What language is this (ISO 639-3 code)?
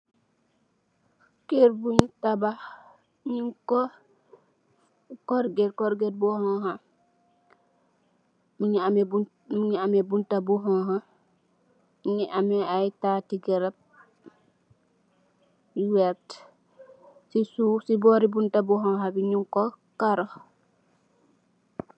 wol